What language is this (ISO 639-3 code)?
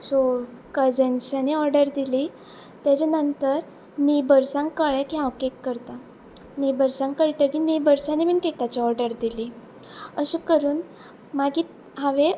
kok